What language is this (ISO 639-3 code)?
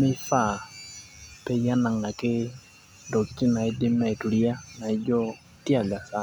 mas